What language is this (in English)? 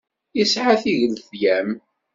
Kabyle